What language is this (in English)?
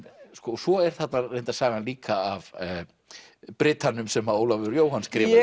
Icelandic